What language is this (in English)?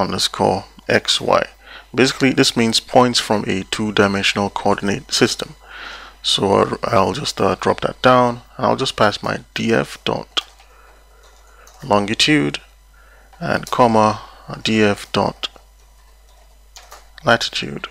English